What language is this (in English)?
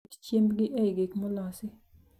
Luo (Kenya and Tanzania)